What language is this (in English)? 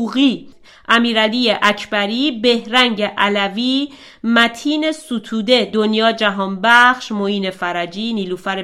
Persian